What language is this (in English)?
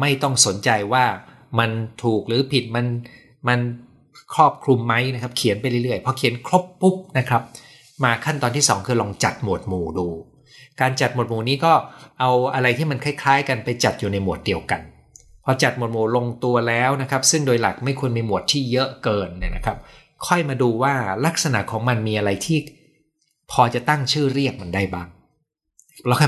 Thai